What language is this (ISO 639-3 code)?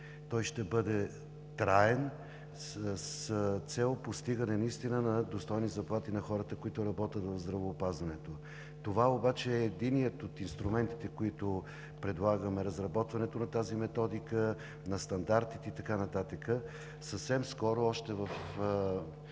bul